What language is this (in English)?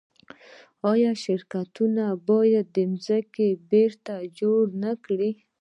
Pashto